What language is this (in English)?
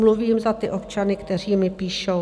Czech